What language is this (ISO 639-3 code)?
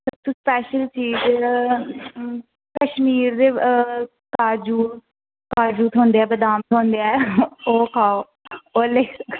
doi